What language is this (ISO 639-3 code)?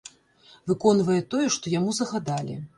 bel